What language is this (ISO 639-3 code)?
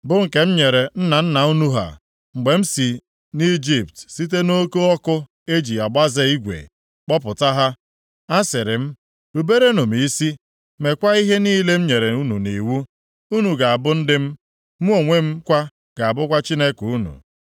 ibo